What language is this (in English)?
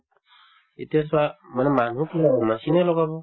Assamese